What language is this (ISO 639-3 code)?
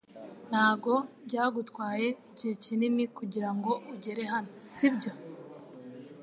kin